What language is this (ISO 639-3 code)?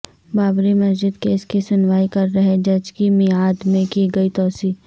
urd